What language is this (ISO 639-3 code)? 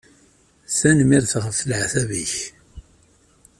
kab